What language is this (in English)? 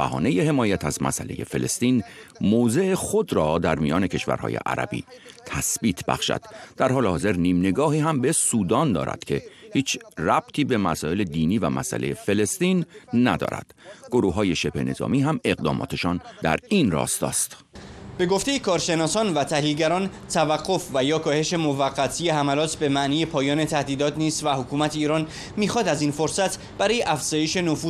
Persian